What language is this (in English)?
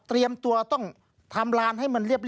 Thai